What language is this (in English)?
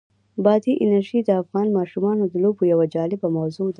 Pashto